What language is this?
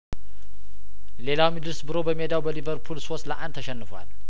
Amharic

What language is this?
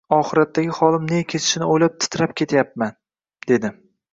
Uzbek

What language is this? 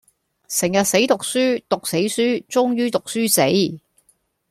Cantonese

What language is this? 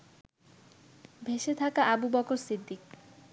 Bangla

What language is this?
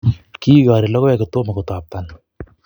Kalenjin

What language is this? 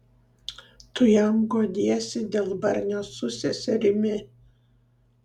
Lithuanian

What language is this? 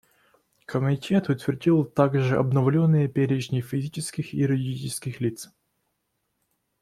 Russian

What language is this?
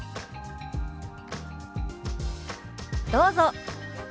Japanese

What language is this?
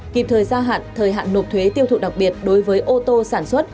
Vietnamese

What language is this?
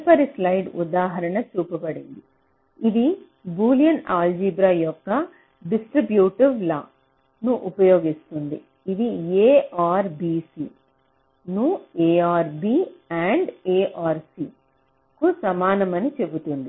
Telugu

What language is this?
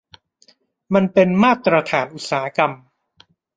Thai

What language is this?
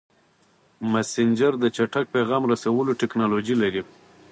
Pashto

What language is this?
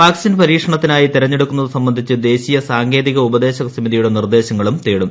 Malayalam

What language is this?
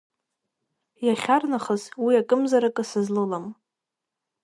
Abkhazian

